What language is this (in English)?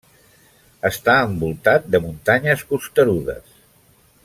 Catalan